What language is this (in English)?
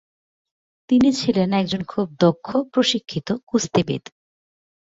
Bangla